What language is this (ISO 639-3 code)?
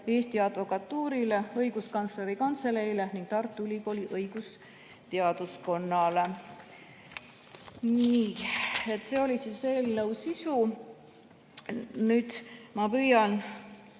est